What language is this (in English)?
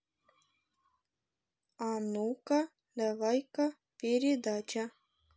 Russian